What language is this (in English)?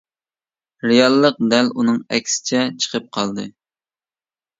Uyghur